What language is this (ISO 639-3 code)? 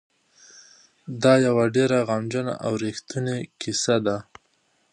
pus